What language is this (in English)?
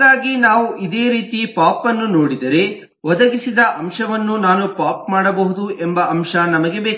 Kannada